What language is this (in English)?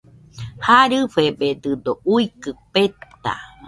Nüpode Huitoto